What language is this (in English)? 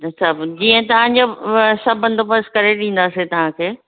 Sindhi